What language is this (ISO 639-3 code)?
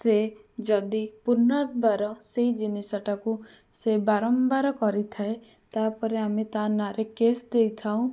ori